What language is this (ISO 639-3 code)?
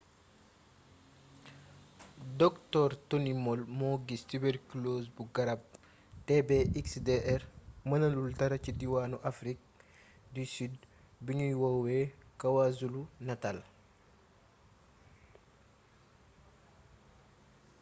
wol